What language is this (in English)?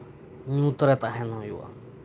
Santali